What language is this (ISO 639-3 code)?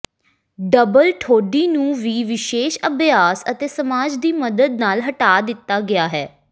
pan